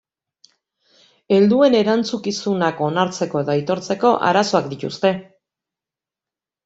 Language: Basque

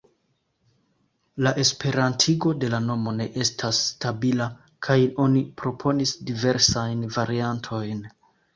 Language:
Esperanto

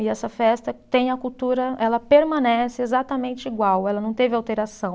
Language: Portuguese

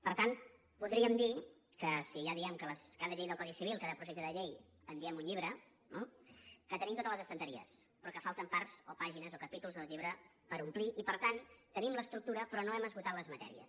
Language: Catalan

